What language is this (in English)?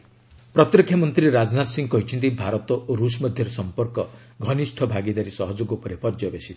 Odia